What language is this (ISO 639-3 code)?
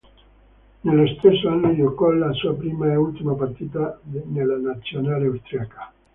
ita